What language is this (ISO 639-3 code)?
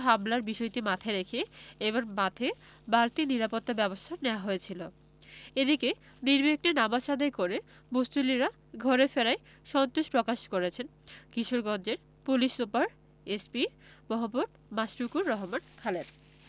ben